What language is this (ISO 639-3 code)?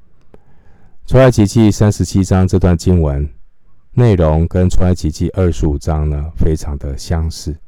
zho